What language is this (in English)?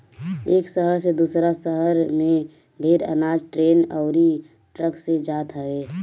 Bhojpuri